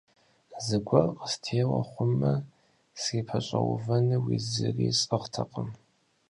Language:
Kabardian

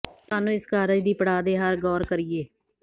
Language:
Punjabi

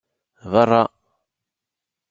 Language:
Kabyle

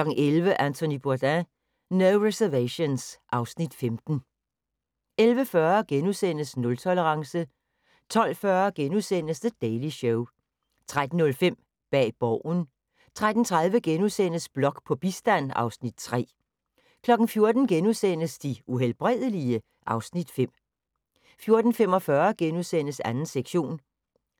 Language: Danish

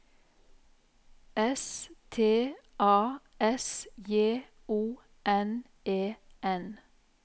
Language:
Norwegian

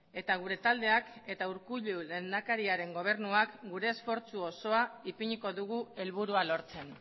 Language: Basque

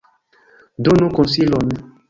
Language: Esperanto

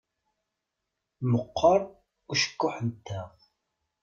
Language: Kabyle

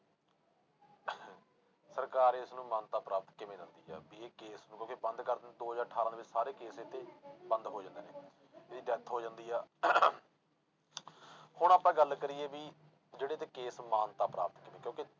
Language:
Punjabi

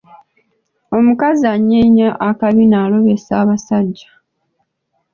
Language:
Ganda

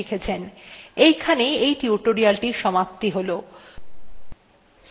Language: Bangla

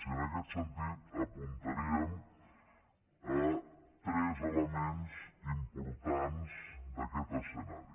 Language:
Catalan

